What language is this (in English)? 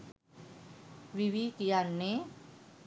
Sinhala